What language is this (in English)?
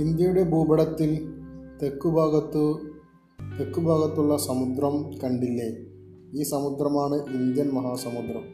Malayalam